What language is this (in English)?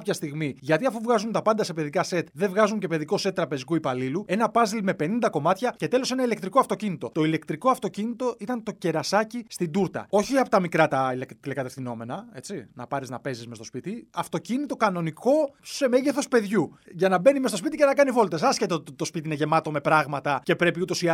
Greek